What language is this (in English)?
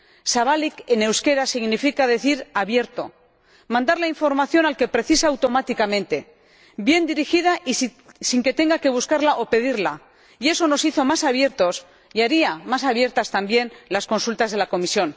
Spanish